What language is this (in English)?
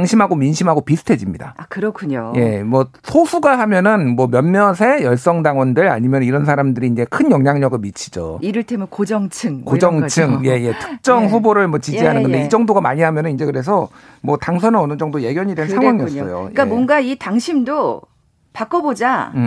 Korean